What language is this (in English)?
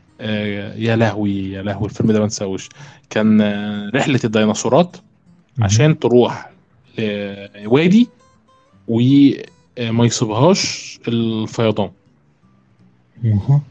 Arabic